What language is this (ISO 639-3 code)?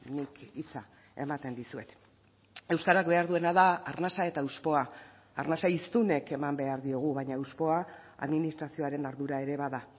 eus